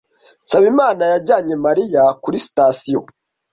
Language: Kinyarwanda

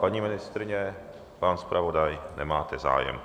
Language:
Czech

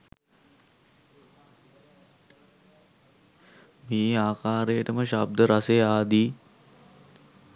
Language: Sinhala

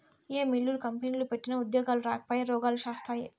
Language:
Telugu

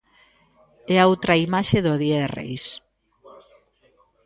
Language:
Galician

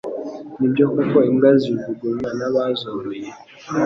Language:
Kinyarwanda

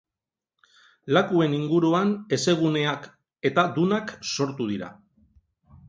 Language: Basque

